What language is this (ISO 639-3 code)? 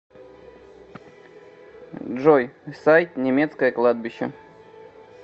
rus